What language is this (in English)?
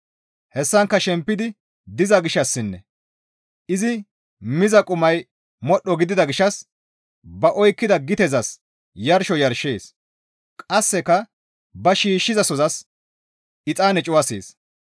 Gamo